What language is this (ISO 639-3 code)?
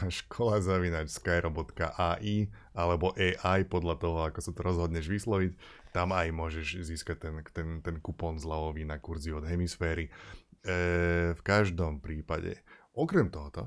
slk